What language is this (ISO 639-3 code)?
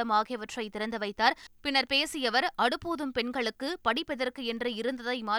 tam